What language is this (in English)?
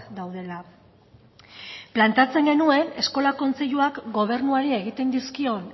Basque